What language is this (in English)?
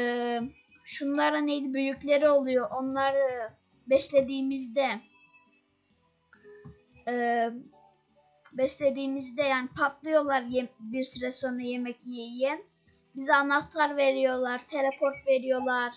Turkish